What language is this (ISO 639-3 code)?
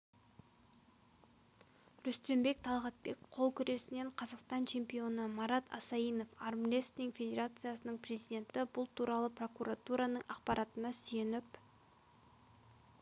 kaz